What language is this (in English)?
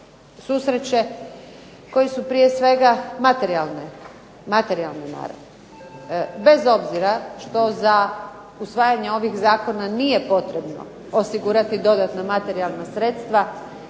Croatian